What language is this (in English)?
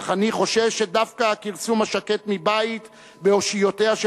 Hebrew